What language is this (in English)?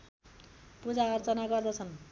Nepali